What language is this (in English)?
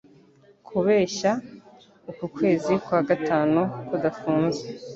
Kinyarwanda